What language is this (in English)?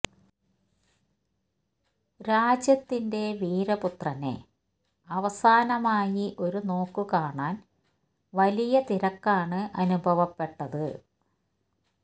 Malayalam